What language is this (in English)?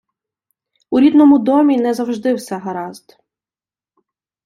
Ukrainian